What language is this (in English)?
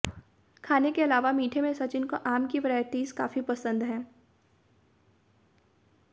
Hindi